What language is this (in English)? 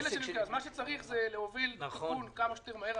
Hebrew